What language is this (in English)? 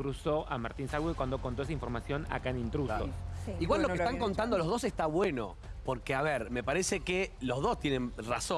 Spanish